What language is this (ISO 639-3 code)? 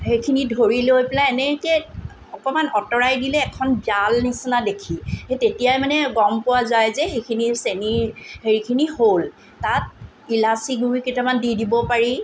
asm